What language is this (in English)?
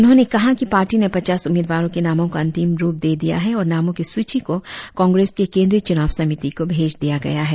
Hindi